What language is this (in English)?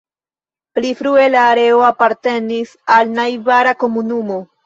Esperanto